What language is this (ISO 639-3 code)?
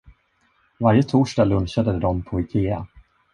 swe